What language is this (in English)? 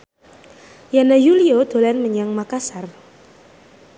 Javanese